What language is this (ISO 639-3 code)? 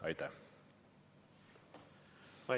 est